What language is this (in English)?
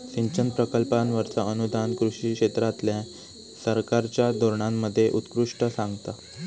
Marathi